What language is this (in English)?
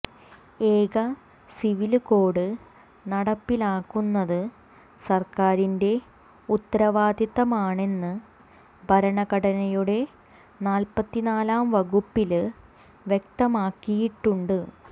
Malayalam